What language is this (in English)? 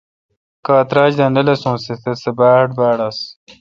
Kalkoti